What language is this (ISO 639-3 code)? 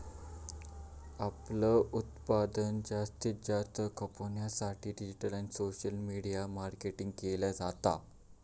mar